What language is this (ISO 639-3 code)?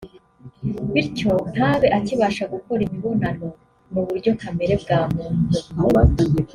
kin